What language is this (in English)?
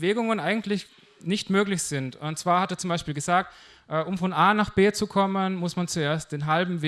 German